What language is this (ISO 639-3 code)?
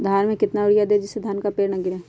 mag